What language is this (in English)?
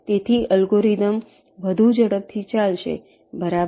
Gujarati